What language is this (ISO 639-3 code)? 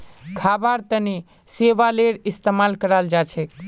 mag